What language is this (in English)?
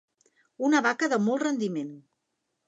Catalan